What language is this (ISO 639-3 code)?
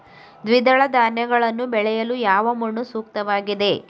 kan